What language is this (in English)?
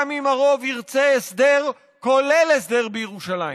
Hebrew